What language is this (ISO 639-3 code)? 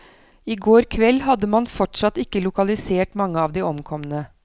nor